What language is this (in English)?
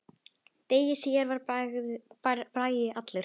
Icelandic